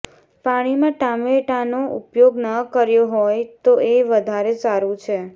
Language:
Gujarati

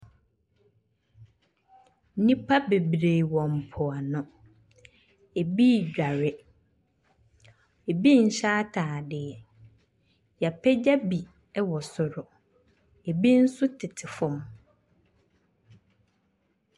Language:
Akan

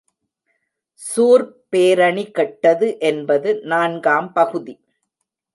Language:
Tamil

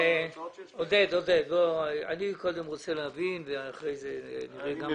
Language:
Hebrew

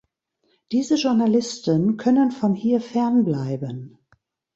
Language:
German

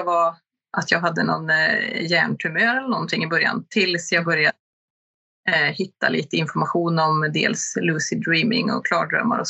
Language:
Swedish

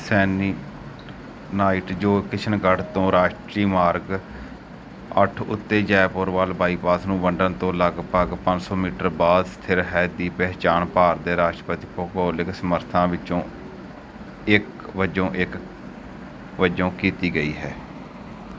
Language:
Punjabi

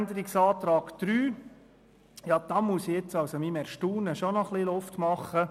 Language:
Swiss German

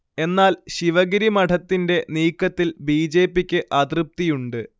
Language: Malayalam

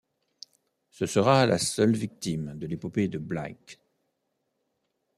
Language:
French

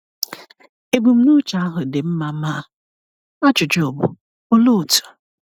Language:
Igbo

